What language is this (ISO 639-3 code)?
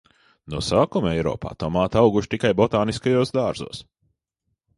lav